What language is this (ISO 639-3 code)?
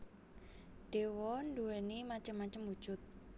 jav